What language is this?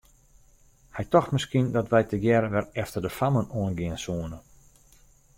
Western Frisian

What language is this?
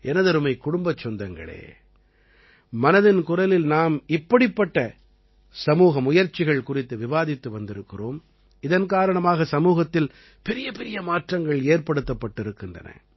Tamil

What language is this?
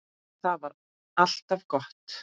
Icelandic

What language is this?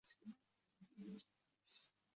Uzbek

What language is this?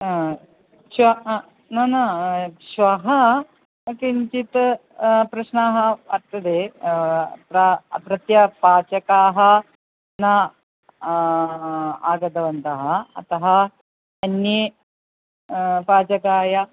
Sanskrit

